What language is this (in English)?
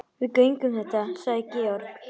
Icelandic